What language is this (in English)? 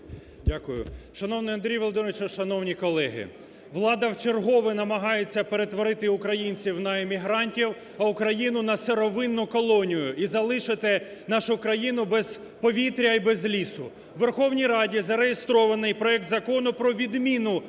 Ukrainian